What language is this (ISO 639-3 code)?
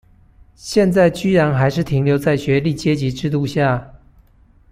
zho